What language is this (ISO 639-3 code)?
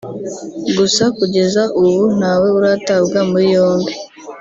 kin